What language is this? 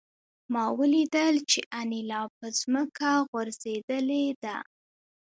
Pashto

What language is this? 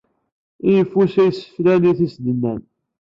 Kabyle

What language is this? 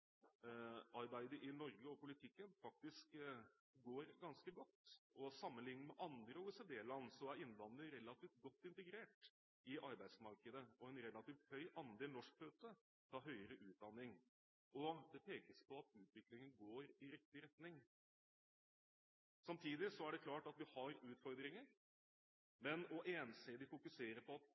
Norwegian Bokmål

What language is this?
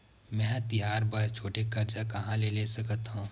Chhattisgarhi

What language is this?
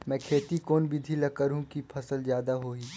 Chhattisgarhi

